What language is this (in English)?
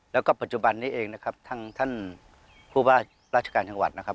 Thai